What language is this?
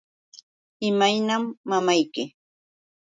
Yauyos Quechua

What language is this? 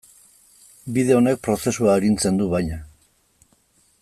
Basque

